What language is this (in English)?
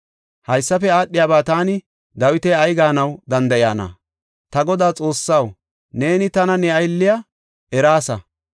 Gofa